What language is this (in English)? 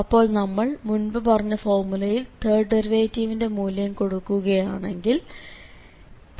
Malayalam